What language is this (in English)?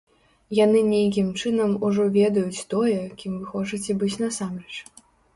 Belarusian